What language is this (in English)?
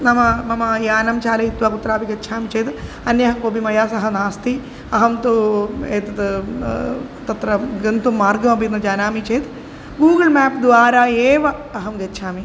Sanskrit